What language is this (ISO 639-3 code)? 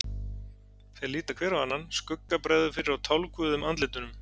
isl